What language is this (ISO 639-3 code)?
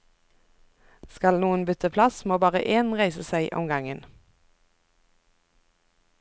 nor